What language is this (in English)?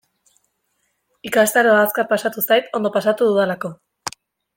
Basque